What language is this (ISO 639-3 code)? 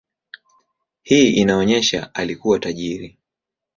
swa